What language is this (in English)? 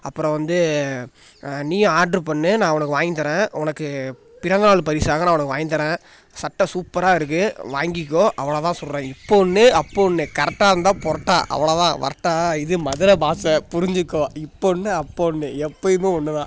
Tamil